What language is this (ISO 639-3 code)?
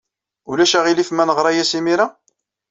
kab